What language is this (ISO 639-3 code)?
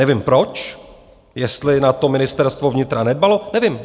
ces